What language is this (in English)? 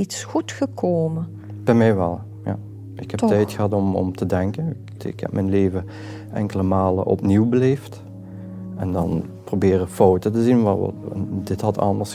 Dutch